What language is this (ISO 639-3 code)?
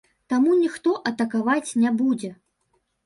bel